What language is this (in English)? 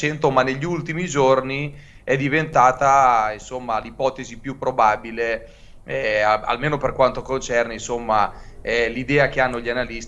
Italian